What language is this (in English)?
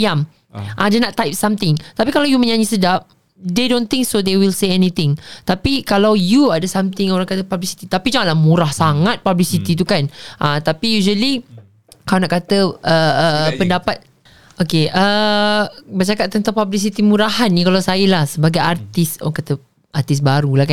Malay